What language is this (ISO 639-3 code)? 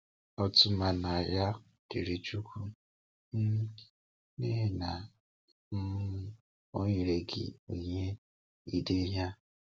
ibo